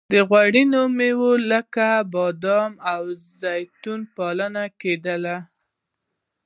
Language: Pashto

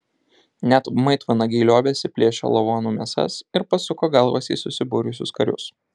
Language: Lithuanian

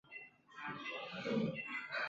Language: Chinese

